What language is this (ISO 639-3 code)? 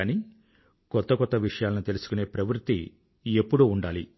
tel